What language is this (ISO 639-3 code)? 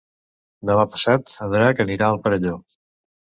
cat